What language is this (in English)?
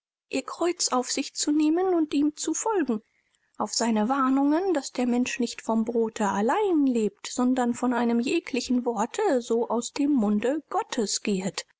German